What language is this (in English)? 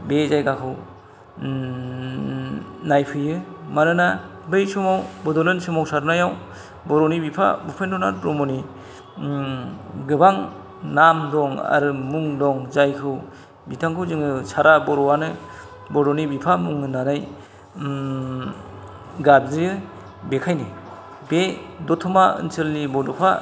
Bodo